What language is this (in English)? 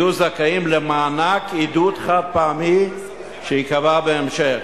Hebrew